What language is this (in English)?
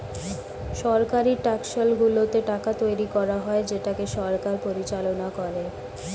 Bangla